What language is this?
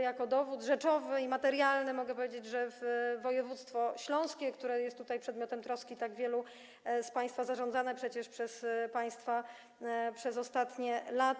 Polish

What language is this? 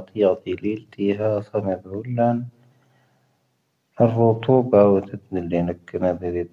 Tahaggart Tamahaq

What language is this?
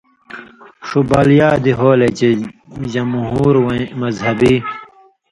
Indus Kohistani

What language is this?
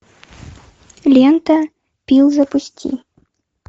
Russian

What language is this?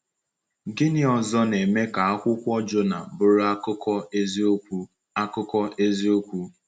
Igbo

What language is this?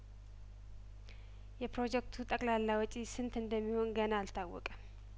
Amharic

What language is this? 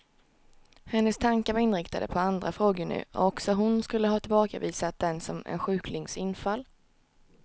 Swedish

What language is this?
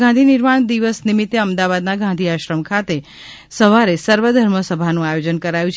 Gujarati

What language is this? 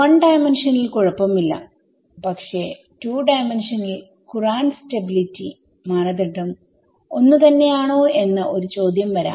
Malayalam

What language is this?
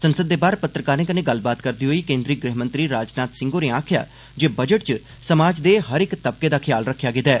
Dogri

